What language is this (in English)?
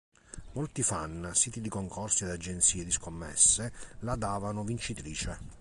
Italian